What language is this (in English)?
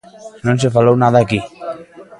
Galician